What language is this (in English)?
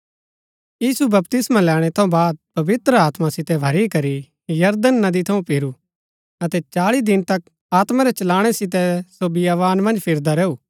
Gaddi